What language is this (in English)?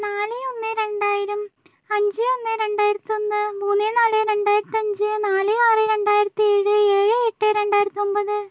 Malayalam